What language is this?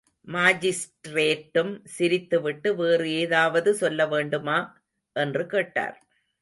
Tamil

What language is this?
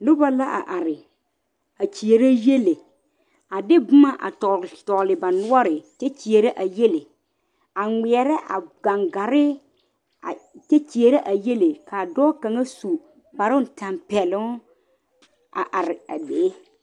Southern Dagaare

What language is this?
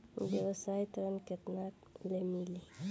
Bhojpuri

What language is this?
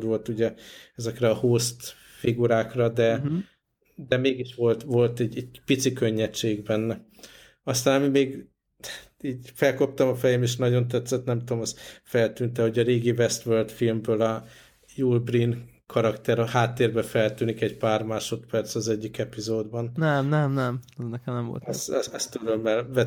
Hungarian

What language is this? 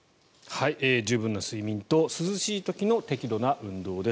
Japanese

